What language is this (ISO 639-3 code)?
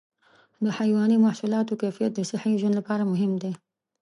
pus